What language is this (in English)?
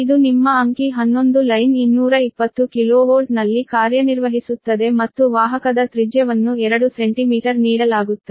Kannada